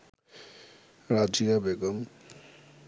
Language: Bangla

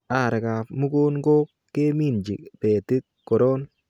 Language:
Kalenjin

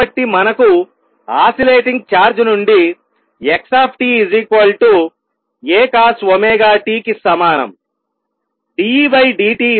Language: Telugu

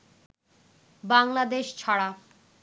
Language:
Bangla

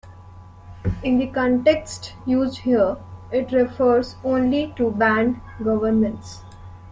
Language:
English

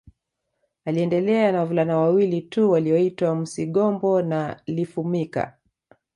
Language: Swahili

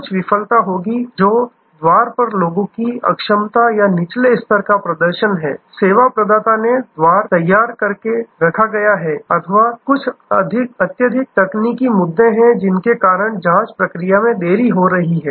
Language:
Hindi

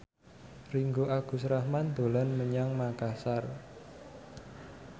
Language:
Javanese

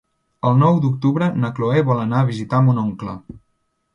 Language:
Catalan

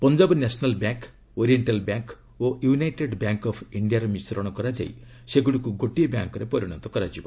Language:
Odia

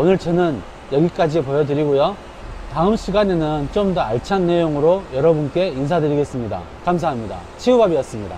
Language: Korean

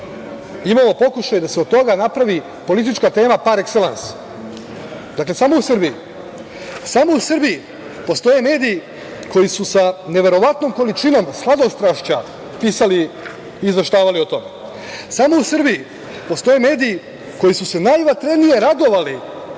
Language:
Serbian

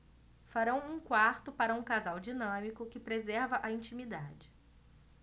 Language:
Portuguese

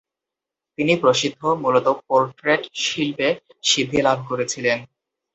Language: Bangla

